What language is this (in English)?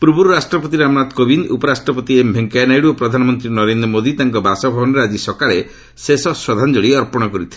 Odia